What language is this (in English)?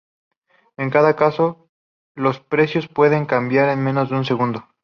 Spanish